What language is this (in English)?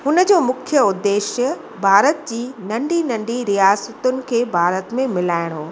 Sindhi